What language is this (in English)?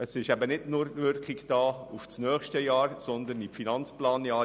Swiss German